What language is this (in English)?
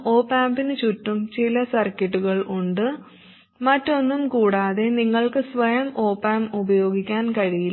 Malayalam